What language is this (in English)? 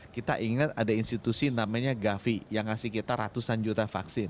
Indonesian